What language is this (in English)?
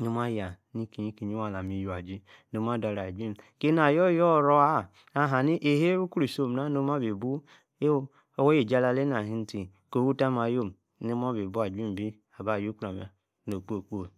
Yace